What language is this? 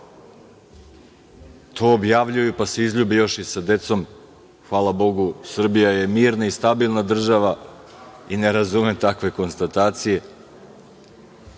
Serbian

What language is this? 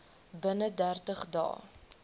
Afrikaans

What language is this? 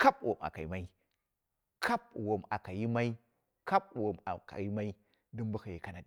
Dera (Nigeria)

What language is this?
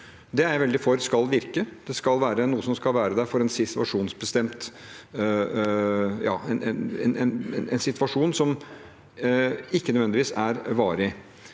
Norwegian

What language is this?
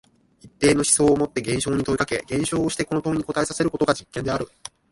Japanese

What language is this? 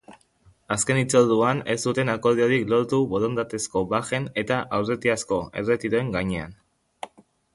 Basque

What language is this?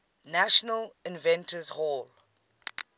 English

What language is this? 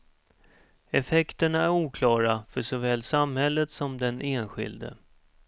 Swedish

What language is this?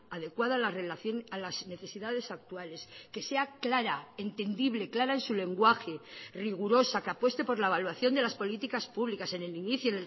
Spanish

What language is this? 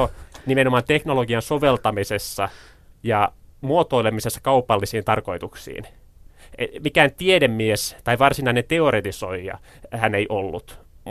Finnish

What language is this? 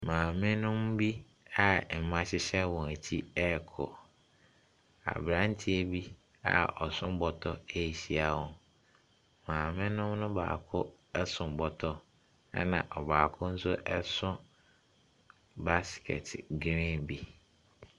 Akan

